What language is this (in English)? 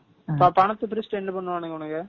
Tamil